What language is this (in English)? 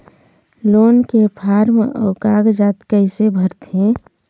Chhattisgarhi